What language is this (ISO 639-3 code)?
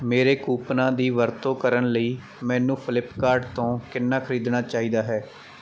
pan